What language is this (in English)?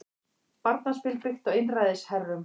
Icelandic